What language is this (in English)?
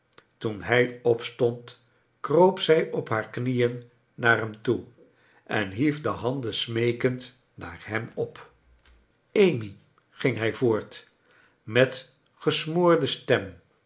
Dutch